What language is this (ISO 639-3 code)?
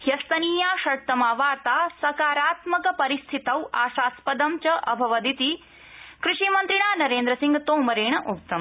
san